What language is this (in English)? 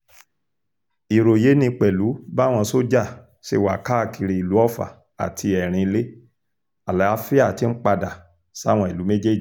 Yoruba